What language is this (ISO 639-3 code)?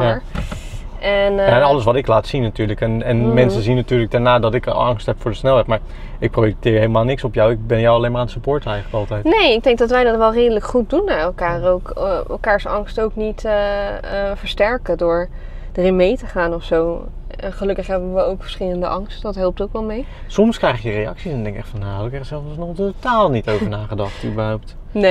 nld